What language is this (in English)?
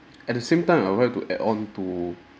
English